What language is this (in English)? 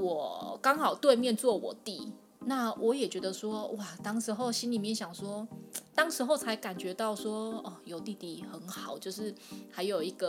Chinese